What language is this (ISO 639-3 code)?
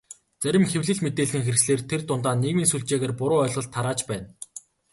mon